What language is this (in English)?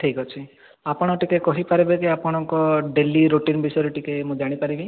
Odia